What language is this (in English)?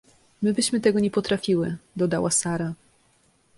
Polish